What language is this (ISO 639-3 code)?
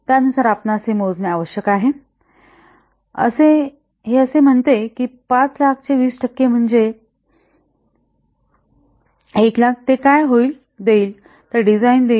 mar